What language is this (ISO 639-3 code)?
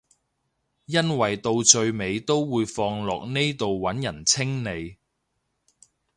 yue